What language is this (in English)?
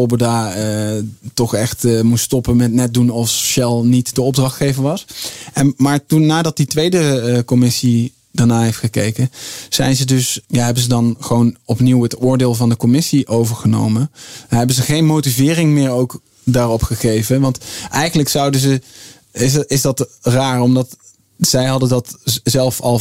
Dutch